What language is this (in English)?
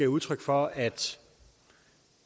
Danish